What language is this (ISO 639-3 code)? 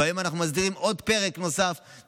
heb